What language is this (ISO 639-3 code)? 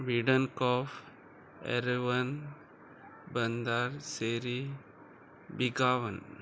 kok